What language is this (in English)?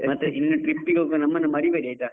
Kannada